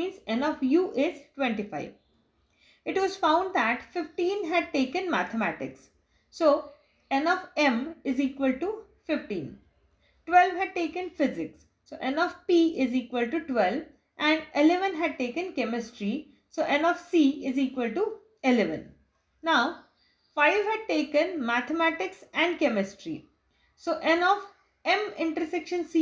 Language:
English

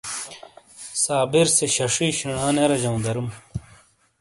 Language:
Shina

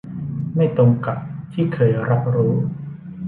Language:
Thai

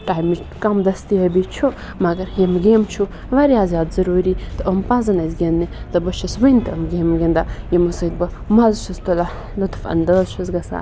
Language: Kashmiri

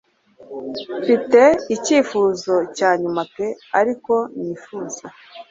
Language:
Kinyarwanda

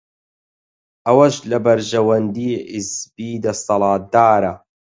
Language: Central Kurdish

